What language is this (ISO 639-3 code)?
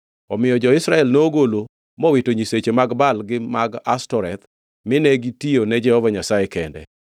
luo